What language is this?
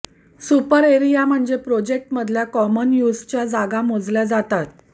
Marathi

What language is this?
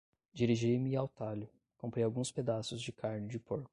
Portuguese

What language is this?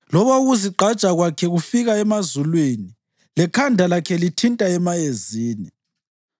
North Ndebele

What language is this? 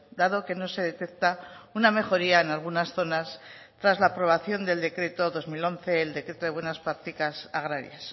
Spanish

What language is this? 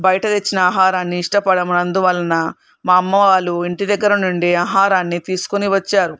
Telugu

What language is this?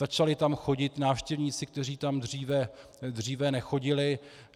Czech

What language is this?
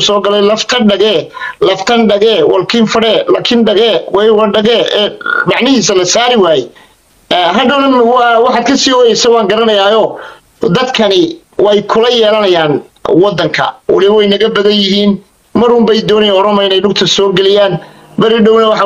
Arabic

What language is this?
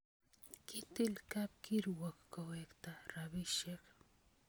Kalenjin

